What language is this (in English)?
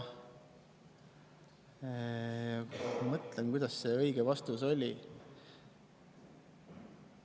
Estonian